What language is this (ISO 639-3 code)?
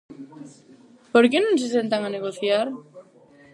glg